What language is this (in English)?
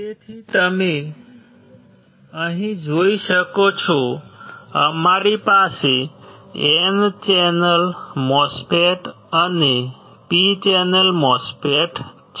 Gujarati